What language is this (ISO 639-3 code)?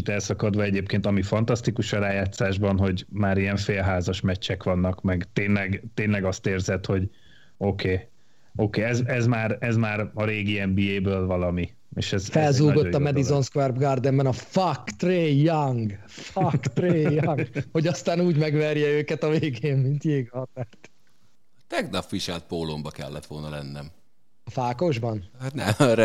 hun